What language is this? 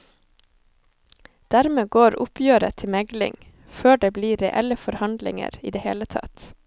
Norwegian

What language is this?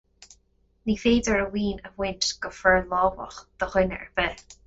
Irish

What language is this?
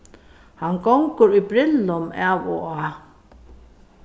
Faroese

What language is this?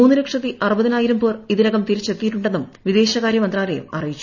Malayalam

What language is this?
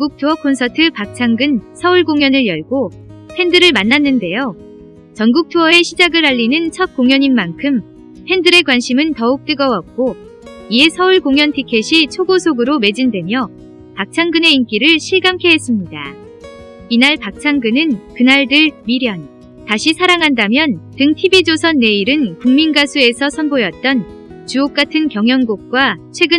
Korean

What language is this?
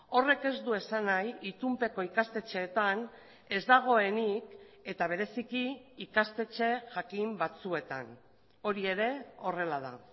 Basque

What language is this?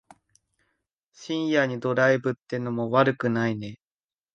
Japanese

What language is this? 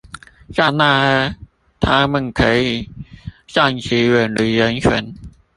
Chinese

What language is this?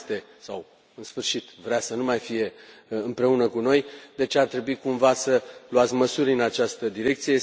Romanian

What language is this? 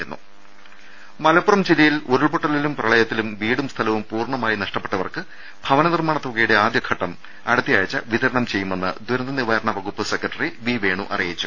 Malayalam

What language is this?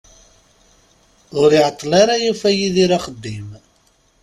Kabyle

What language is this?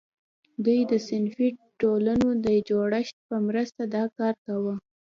Pashto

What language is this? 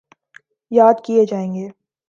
Urdu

